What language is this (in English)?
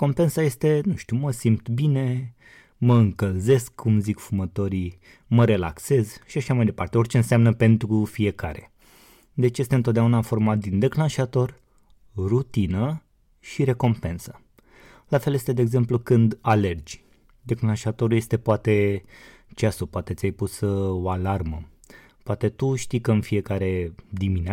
Romanian